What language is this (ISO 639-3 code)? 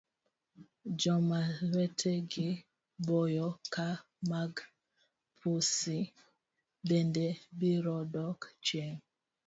luo